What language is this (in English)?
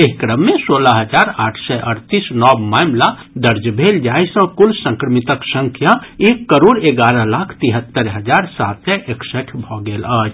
Maithili